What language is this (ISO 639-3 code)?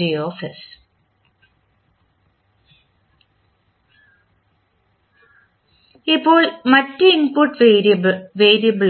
mal